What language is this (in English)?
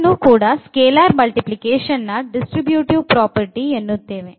Kannada